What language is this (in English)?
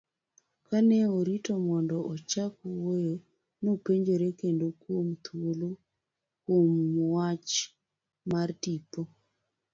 Luo (Kenya and Tanzania)